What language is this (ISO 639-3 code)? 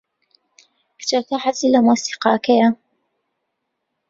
ckb